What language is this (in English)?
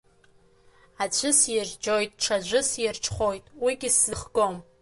Abkhazian